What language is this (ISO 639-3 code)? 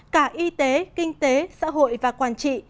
vie